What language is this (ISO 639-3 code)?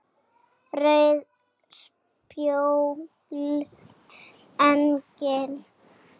isl